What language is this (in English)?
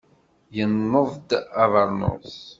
Kabyle